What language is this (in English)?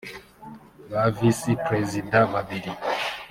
Kinyarwanda